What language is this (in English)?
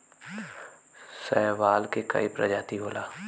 Bhojpuri